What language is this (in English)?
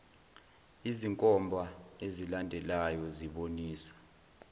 Zulu